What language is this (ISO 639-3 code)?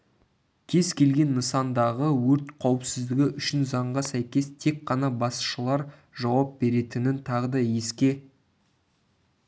kaz